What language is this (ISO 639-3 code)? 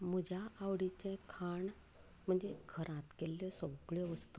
kok